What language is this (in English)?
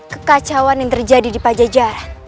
Indonesian